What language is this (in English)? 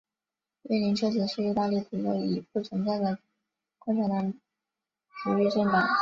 Chinese